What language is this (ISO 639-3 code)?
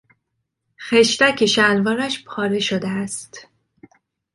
fas